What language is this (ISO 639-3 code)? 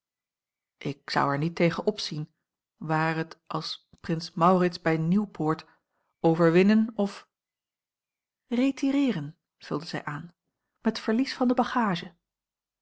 nld